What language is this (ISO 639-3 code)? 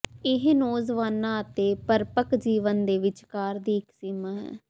pan